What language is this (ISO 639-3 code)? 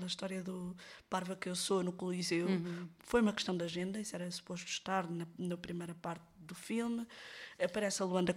por